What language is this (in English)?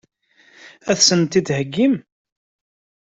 Kabyle